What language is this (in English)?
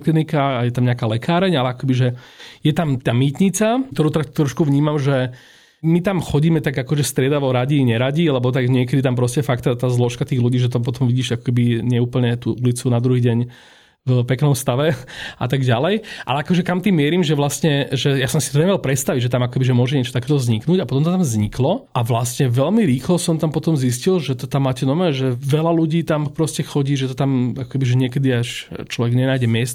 Slovak